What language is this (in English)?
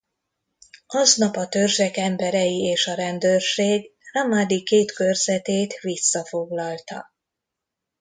Hungarian